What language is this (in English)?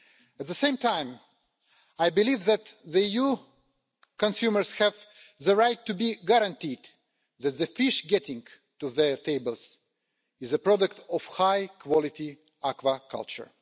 English